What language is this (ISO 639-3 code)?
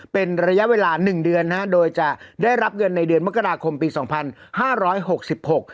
tha